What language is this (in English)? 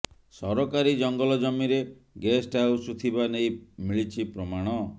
Odia